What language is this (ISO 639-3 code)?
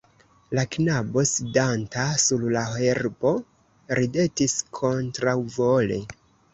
epo